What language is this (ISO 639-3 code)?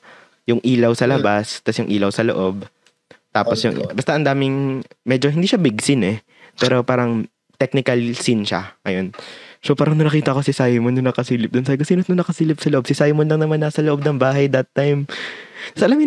fil